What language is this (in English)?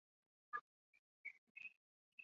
Chinese